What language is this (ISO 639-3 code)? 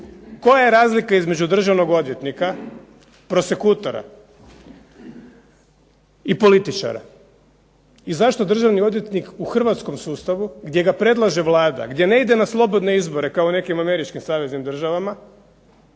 hrv